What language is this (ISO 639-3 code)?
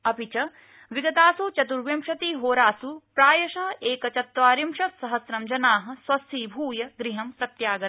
san